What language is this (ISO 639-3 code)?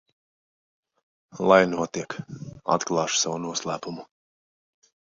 lav